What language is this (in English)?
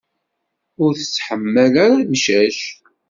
Kabyle